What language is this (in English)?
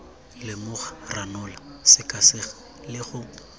Tswana